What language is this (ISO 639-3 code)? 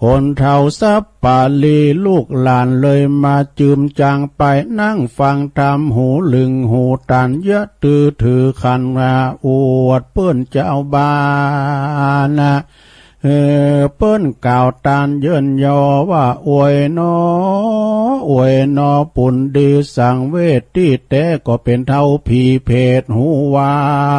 tha